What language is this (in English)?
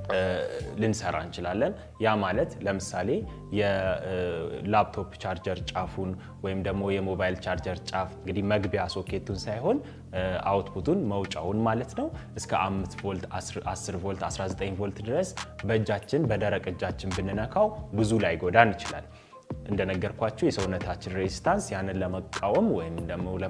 Turkish